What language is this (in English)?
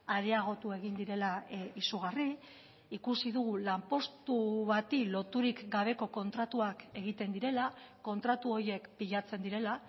Basque